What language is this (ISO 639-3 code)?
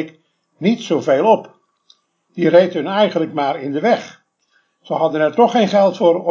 nld